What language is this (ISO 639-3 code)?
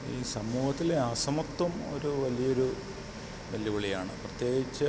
mal